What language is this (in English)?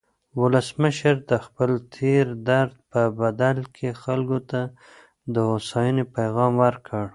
Pashto